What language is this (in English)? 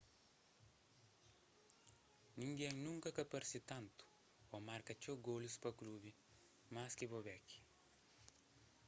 Kabuverdianu